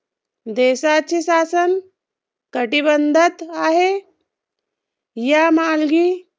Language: Marathi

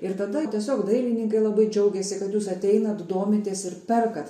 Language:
Lithuanian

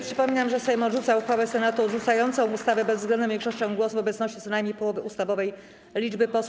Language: Polish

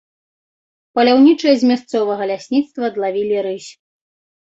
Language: Belarusian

